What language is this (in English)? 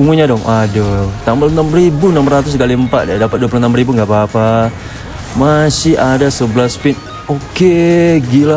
Indonesian